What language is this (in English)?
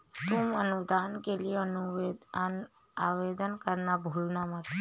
Hindi